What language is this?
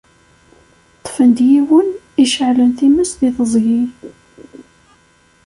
Kabyle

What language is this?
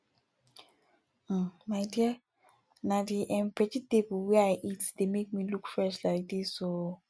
Nigerian Pidgin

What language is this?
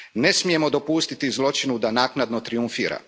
Croatian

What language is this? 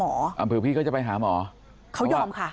Thai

